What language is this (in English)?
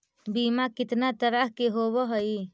Magahi